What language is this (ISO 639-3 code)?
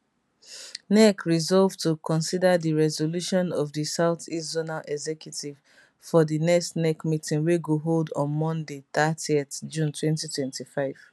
pcm